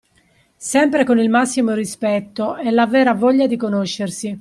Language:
Italian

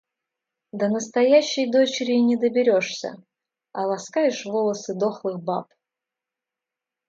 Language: Russian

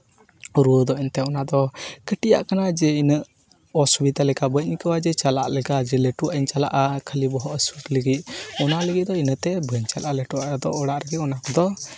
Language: Santali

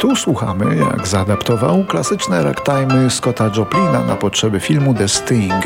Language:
Polish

